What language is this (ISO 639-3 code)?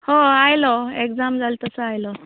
kok